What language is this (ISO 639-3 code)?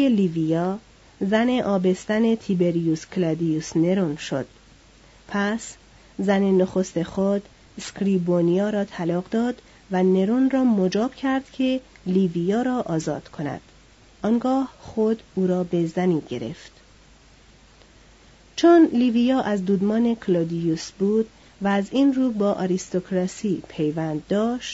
fas